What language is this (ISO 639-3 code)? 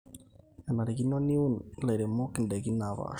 mas